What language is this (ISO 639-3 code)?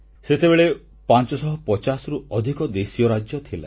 ori